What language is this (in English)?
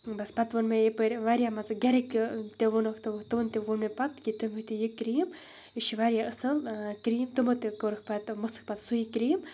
Kashmiri